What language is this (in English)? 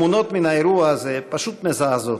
Hebrew